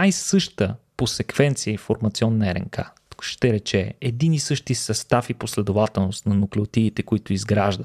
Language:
Bulgarian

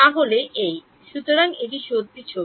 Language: Bangla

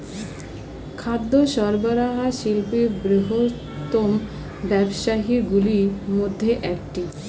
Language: Bangla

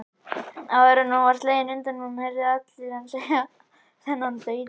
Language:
Icelandic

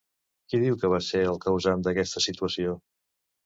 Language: Catalan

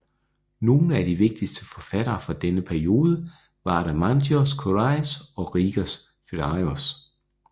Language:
Danish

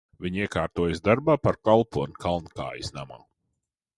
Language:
Latvian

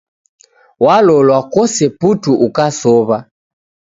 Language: Taita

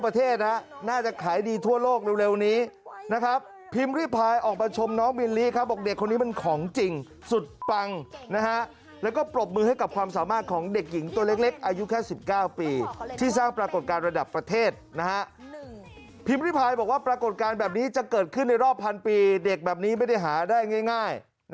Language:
Thai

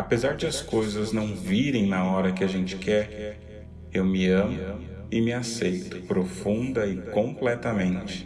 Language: Portuguese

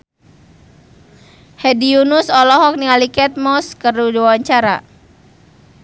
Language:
Sundanese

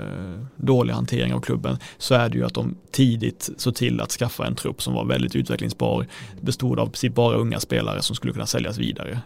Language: Swedish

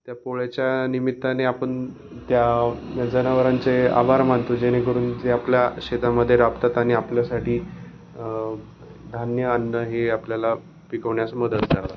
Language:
Marathi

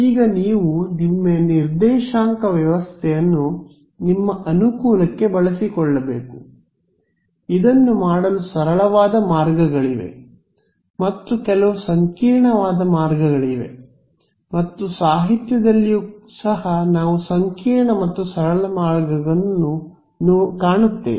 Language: Kannada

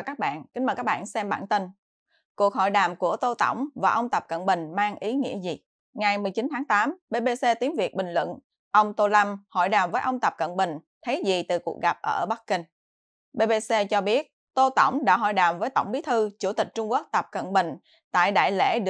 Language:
Vietnamese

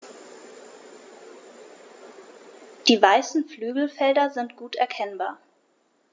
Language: German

